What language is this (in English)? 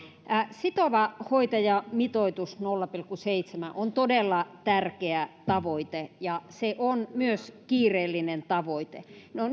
Finnish